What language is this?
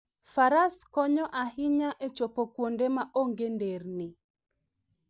Luo (Kenya and Tanzania)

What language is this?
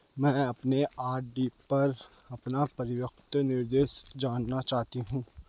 Hindi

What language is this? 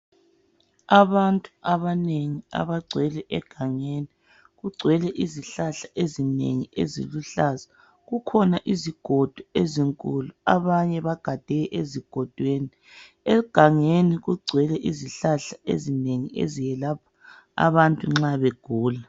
North Ndebele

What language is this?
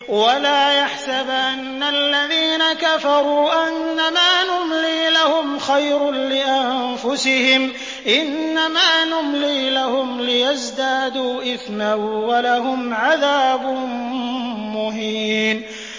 Arabic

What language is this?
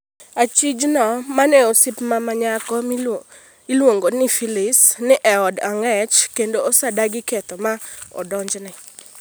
Luo (Kenya and Tanzania)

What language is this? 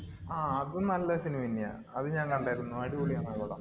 Malayalam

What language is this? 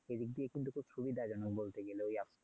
Bangla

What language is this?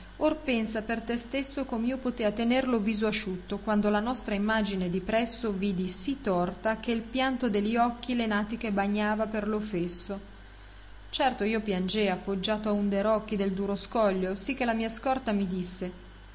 Italian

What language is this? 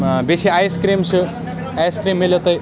Kashmiri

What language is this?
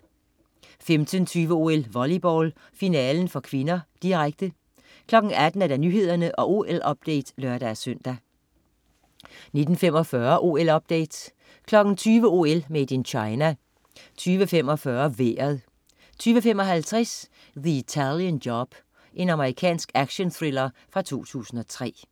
Danish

